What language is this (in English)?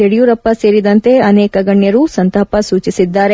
Kannada